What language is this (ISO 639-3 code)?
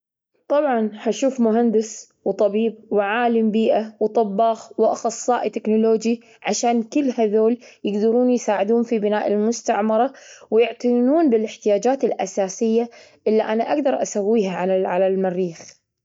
afb